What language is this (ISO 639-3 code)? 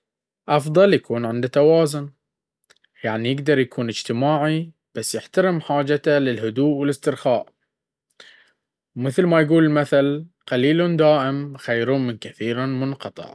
abv